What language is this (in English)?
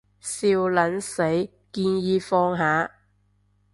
Cantonese